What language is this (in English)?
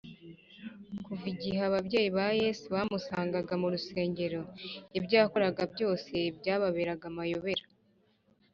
Kinyarwanda